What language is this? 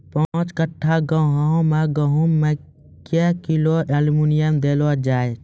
Maithili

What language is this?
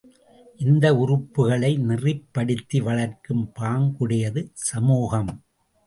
Tamil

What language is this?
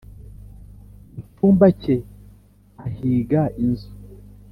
Kinyarwanda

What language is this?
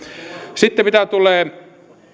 Finnish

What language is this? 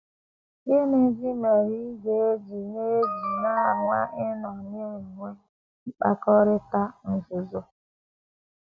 Igbo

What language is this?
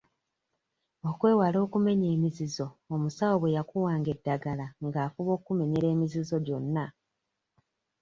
Ganda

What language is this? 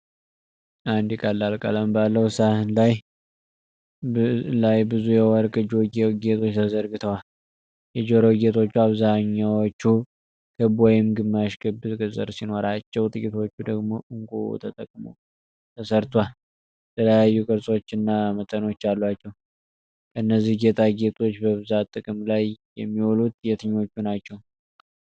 Amharic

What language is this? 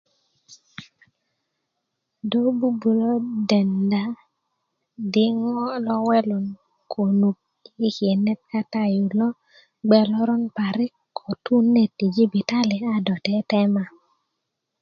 Kuku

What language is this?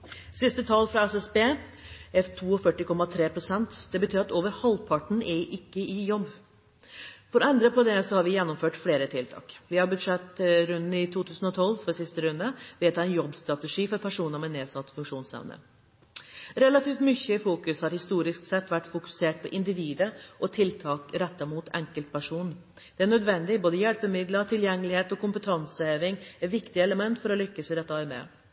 Norwegian Bokmål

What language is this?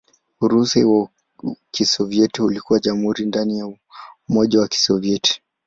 Swahili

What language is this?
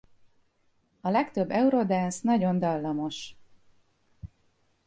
Hungarian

